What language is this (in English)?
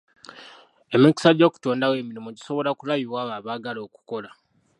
Ganda